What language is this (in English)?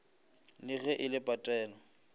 Northern Sotho